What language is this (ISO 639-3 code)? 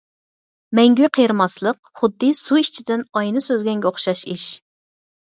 uig